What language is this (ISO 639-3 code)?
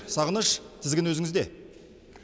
kaz